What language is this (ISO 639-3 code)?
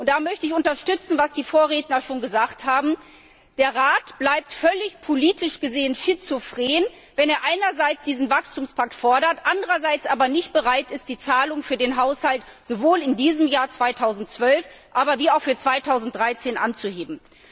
deu